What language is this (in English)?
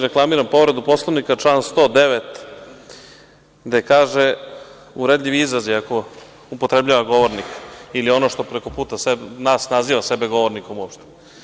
Serbian